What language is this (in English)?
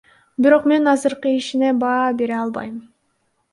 Kyrgyz